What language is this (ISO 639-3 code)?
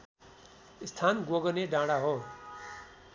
nep